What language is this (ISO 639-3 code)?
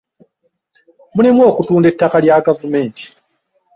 lug